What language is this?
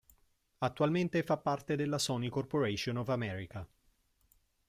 Italian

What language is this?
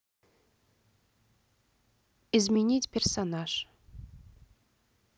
Russian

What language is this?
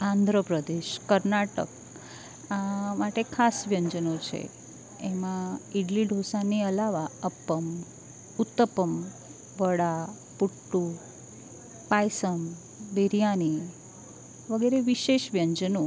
Gujarati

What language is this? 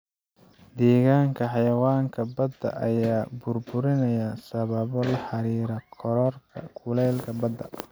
Somali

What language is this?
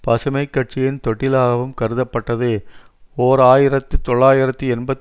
Tamil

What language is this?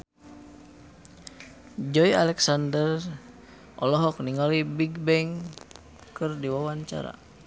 Sundanese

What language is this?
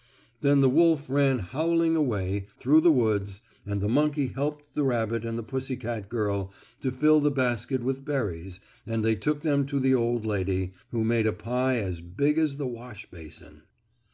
English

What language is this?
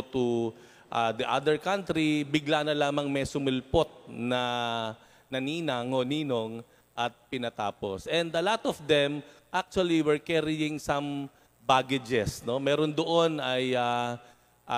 Filipino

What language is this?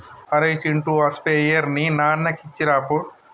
Telugu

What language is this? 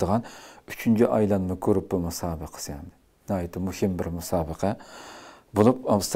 Turkish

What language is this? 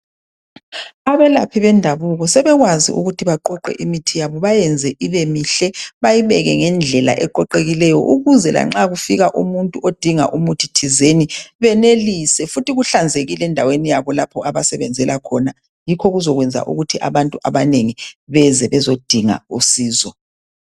North Ndebele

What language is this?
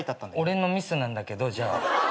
Japanese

